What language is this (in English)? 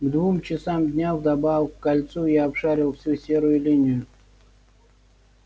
Russian